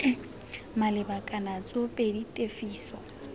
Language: Tswana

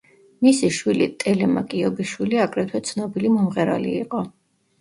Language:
Georgian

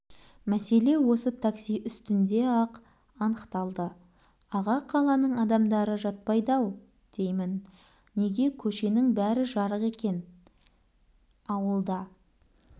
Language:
Kazakh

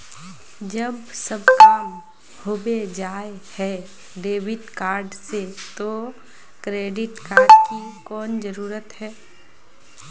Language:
Magahi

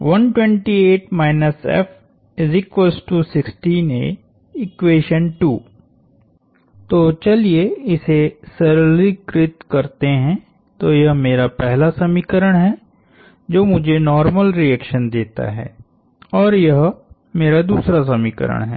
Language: Hindi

